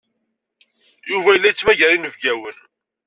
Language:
Kabyle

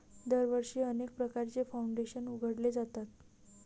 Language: Marathi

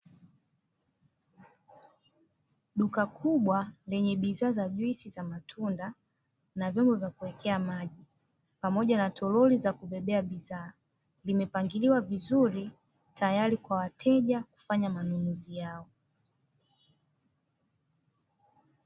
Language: Swahili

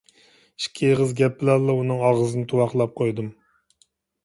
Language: Uyghur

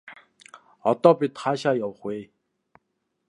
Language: Mongolian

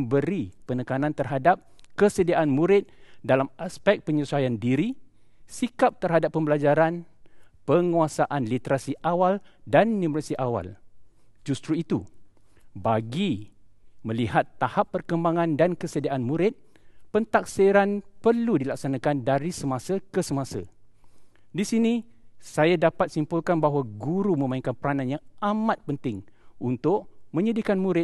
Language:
Malay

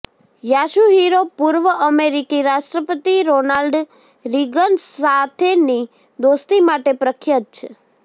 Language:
Gujarati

